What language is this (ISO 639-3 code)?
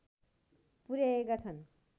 nep